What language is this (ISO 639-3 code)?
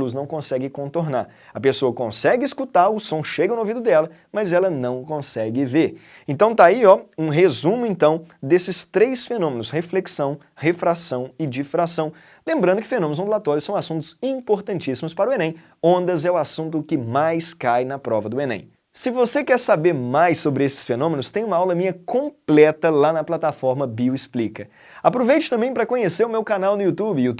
por